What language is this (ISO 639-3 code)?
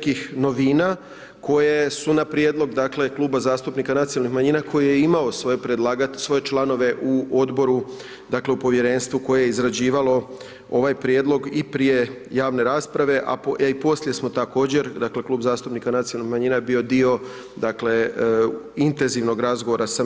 hrv